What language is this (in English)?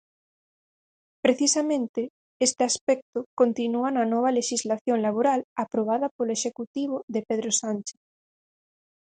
Galician